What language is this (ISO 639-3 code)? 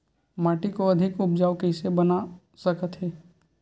hne